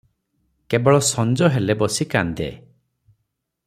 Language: Odia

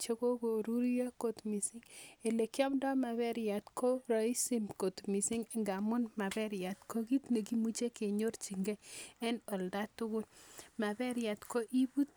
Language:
Kalenjin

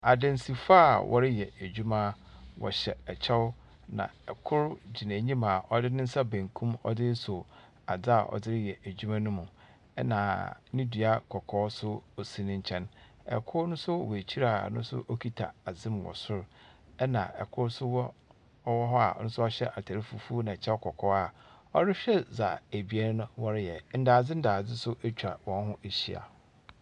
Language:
Akan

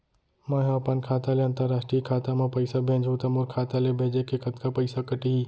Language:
Chhattisgarhi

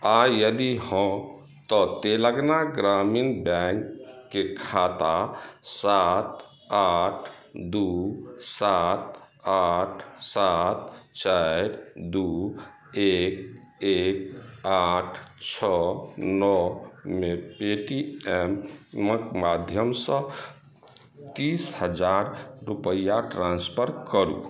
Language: Maithili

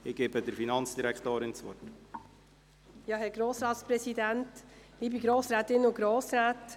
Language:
Swiss German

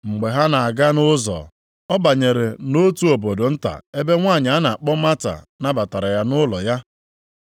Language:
Igbo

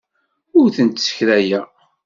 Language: Kabyle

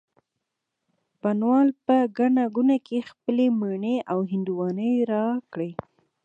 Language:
Pashto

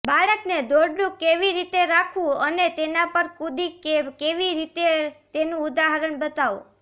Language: Gujarati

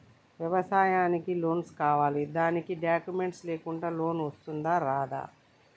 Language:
Telugu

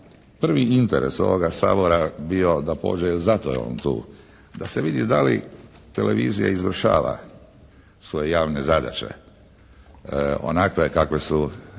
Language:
Croatian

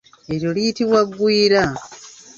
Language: Ganda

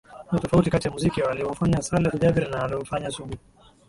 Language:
Swahili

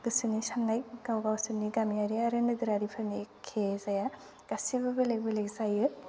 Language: Bodo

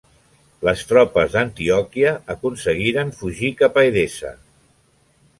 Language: Catalan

